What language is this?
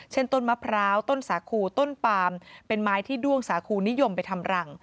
Thai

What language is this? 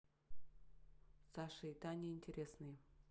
Russian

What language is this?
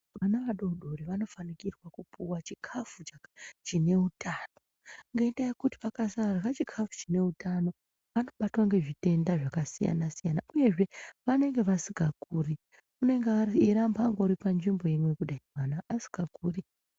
Ndau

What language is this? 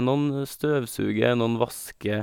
Norwegian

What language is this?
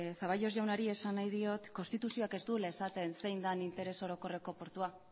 Basque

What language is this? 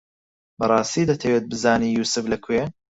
Central Kurdish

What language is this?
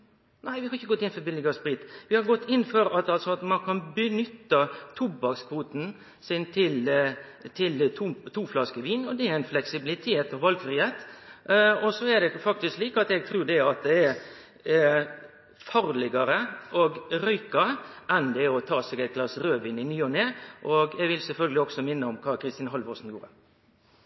Norwegian Nynorsk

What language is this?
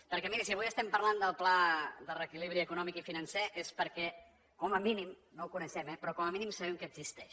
Catalan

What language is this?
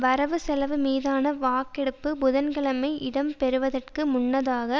Tamil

